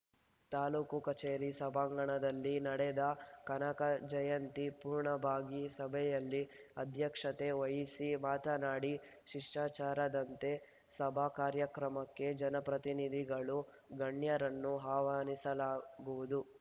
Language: Kannada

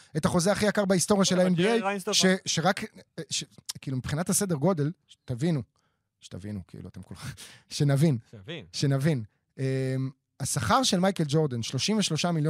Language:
Hebrew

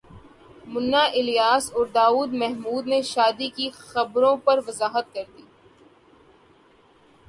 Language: Urdu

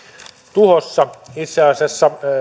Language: Finnish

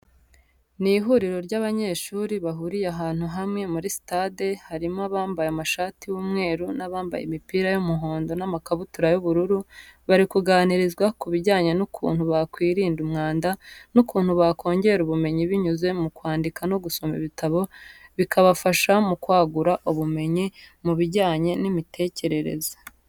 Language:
Kinyarwanda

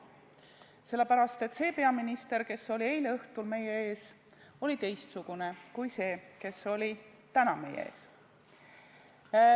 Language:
Estonian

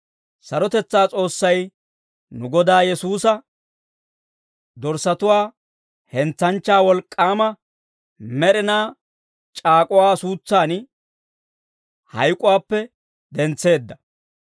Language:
Dawro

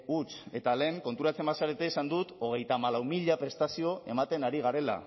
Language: Basque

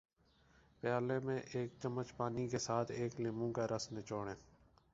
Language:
Urdu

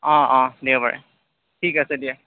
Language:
Assamese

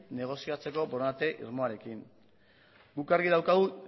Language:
Basque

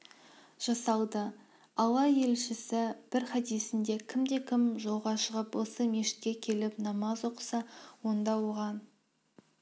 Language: Kazakh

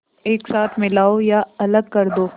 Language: Hindi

